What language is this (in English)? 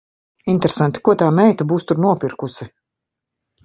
Latvian